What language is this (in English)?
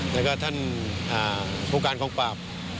Thai